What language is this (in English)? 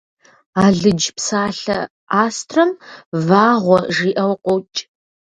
Kabardian